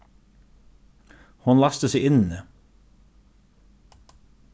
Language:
Faroese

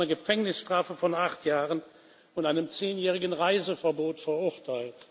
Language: German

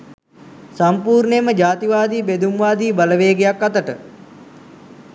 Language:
Sinhala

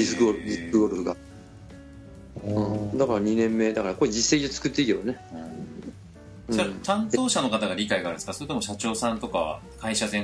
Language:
Japanese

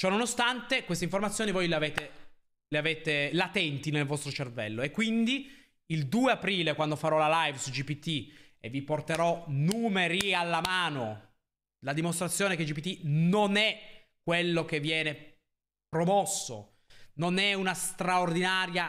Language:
Italian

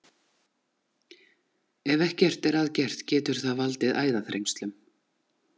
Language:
Icelandic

